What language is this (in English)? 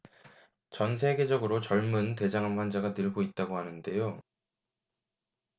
Korean